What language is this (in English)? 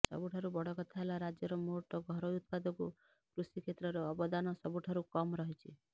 Odia